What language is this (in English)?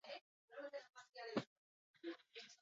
Basque